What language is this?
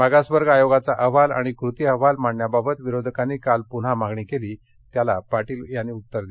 Marathi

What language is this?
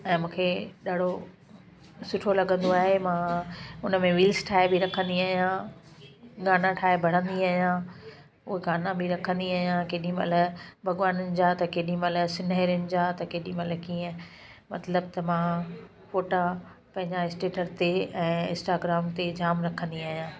Sindhi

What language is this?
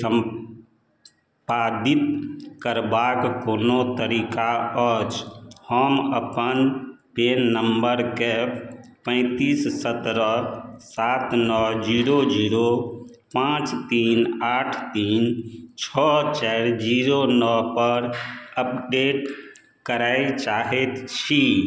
Maithili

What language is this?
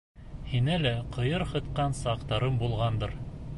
Bashkir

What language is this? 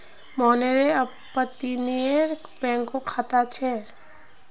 Magahi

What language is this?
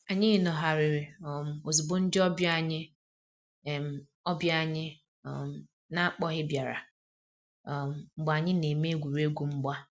Igbo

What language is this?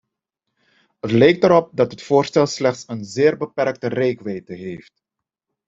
Dutch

